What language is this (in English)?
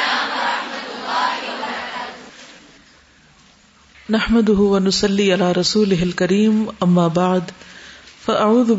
Urdu